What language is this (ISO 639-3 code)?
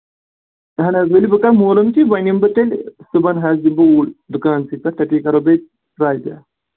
kas